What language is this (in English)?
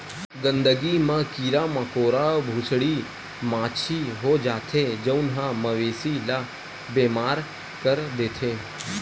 Chhattisgarhi